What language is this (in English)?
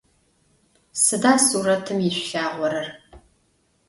Adyghe